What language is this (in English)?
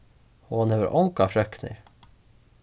Faroese